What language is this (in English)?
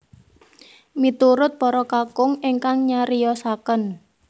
Javanese